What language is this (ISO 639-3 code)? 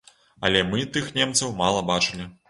bel